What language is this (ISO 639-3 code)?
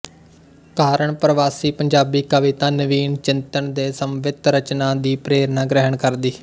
pan